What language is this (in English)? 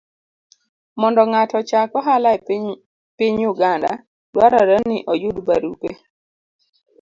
Luo (Kenya and Tanzania)